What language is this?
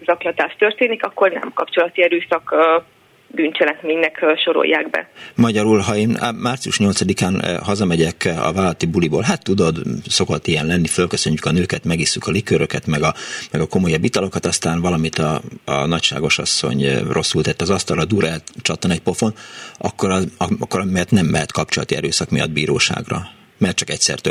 Hungarian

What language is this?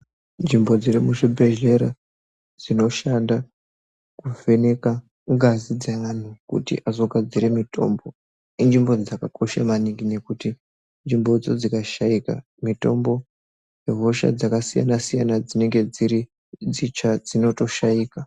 Ndau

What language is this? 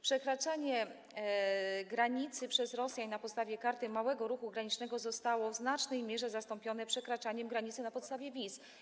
Polish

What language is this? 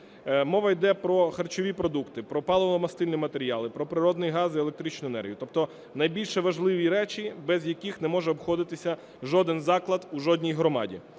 Ukrainian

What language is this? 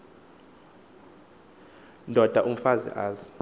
Xhosa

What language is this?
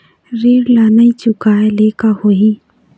Chhattisgarhi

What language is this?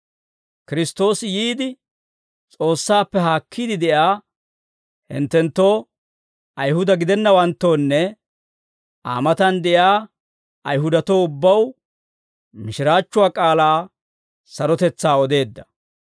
Dawro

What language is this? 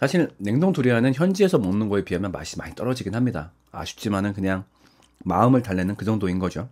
Korean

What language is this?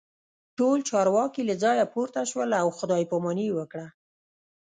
Pashto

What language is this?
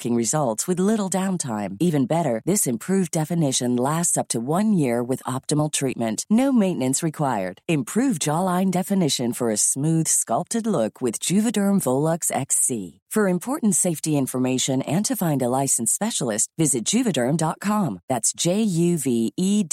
Filipino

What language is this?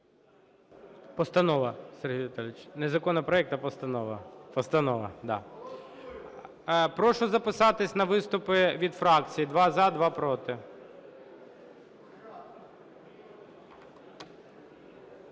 Ukrainian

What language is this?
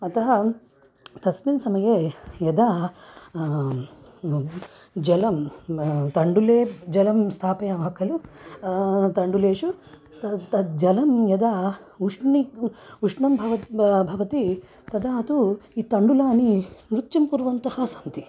Sanskrit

